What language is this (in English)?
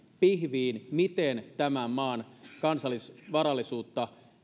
Finnish